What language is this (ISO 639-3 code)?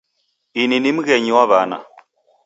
dav